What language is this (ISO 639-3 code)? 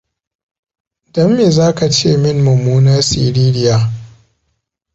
hau